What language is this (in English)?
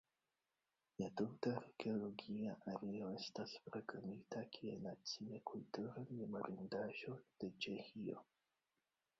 Esperanto